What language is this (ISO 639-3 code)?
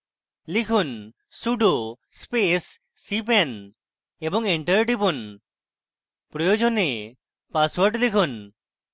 ben